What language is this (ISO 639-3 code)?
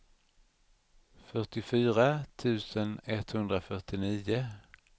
swe